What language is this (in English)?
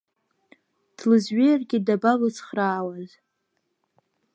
Abkhazian